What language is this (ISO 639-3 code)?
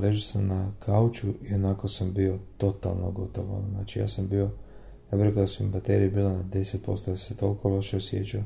hrv